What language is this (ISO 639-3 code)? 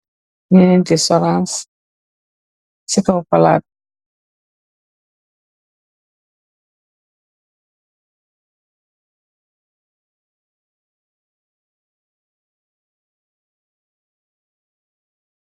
wol